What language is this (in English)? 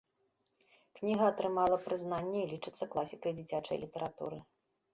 Belarusian